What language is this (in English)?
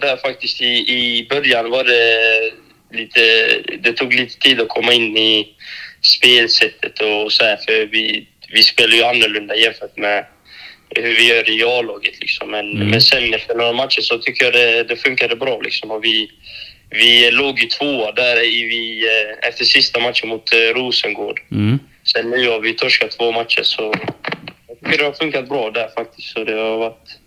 Swedish